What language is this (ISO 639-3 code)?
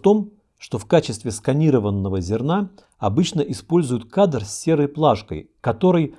rus